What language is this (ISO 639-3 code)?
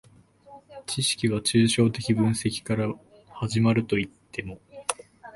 jpn